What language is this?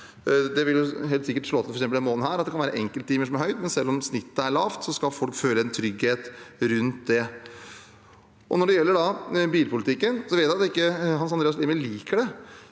Norwegian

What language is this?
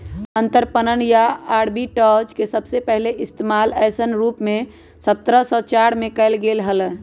Magahi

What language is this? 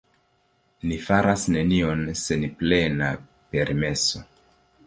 Esperanto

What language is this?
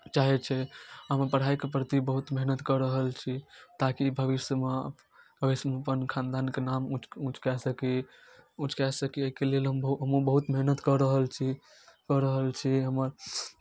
Maithili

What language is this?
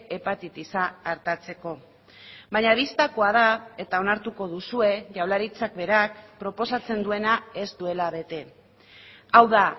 Basque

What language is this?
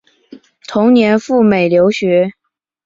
Chinese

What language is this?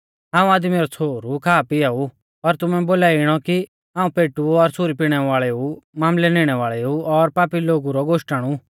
Mahasu Pahari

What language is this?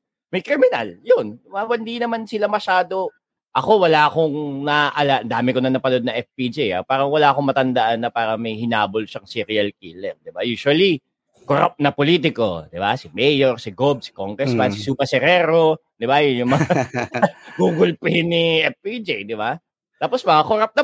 Filipino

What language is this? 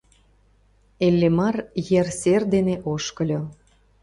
Mari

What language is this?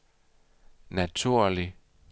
Danish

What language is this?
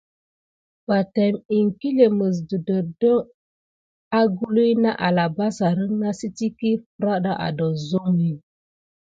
Gidar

